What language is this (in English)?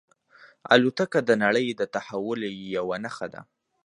Pashto